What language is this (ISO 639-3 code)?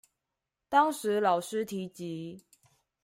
zho